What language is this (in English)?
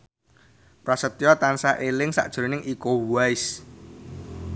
Javanese